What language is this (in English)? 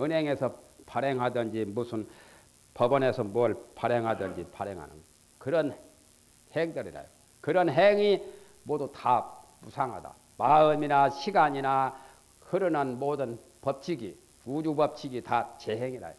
Korean